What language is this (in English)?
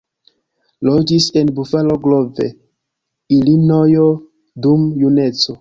Esperanto